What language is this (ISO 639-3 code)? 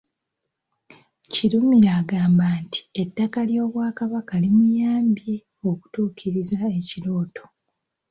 lug